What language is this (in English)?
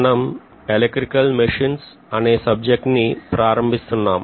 Telugu